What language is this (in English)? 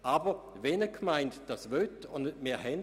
Swiss German